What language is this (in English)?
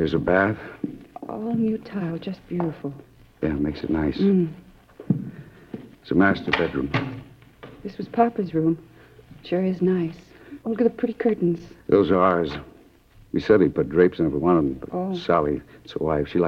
English